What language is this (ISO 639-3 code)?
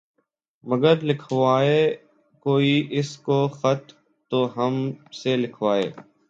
urd